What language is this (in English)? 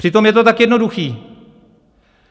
Czech